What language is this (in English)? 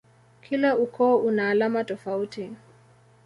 Swahili